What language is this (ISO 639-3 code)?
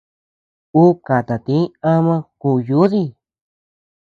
cux